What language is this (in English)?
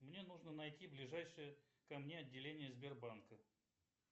Russian